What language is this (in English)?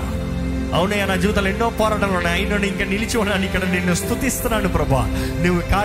Telugu